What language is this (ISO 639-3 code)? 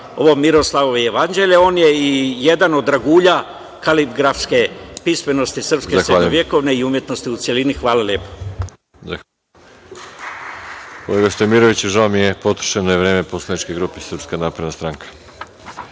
srp